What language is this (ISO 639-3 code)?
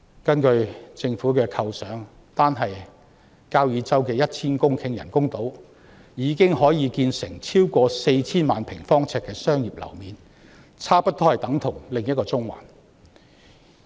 yue